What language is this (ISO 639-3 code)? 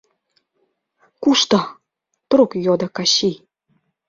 chm